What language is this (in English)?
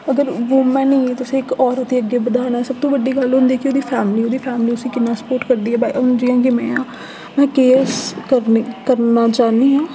Dogri